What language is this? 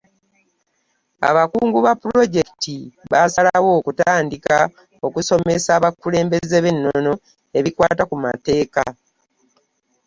Ganda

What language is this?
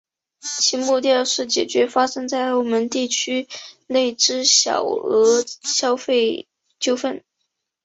Chinese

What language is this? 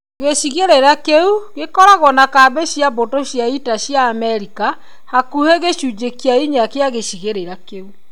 Kikuyu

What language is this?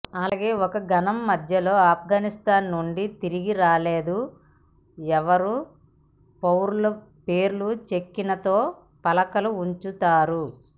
Telugu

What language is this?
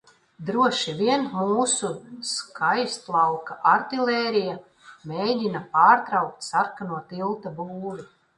Latvian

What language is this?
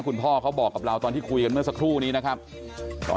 Thai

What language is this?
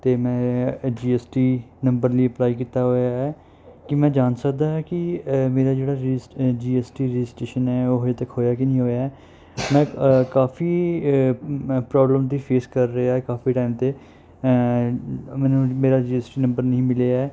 Punjabi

